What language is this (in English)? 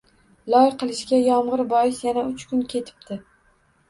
Uzbek